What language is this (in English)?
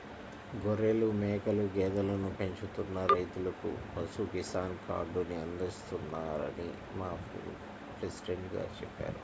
Telugu